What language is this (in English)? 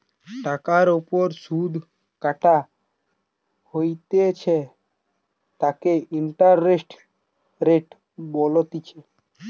Bangla